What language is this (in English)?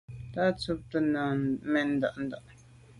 Medumba